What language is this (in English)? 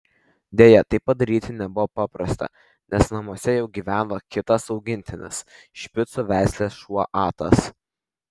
Lithuanian